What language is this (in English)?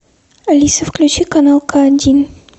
Russian